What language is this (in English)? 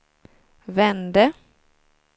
Swedish